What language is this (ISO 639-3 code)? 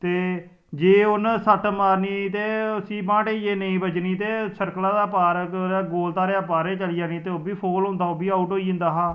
doi